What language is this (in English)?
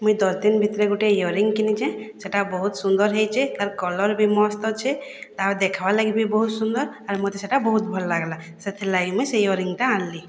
Odia